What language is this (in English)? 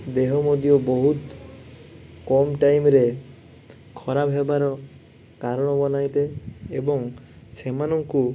Odia